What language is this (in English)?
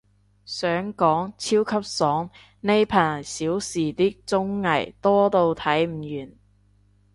Cantonese